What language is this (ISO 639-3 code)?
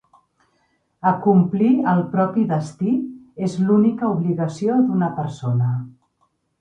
cat